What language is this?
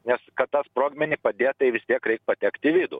Lithuanian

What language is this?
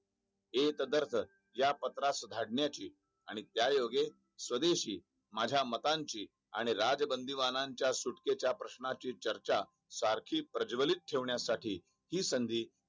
Marathi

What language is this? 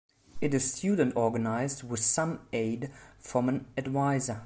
English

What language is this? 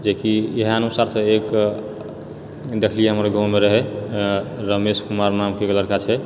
Maithili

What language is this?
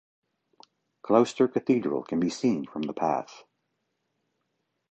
English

